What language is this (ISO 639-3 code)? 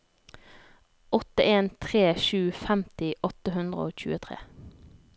nor